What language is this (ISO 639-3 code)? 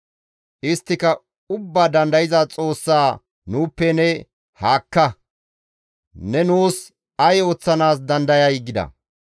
gmv